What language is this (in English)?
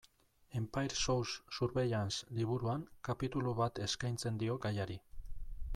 Basque